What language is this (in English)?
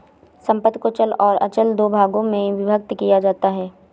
Hindi